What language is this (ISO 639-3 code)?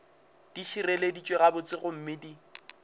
nso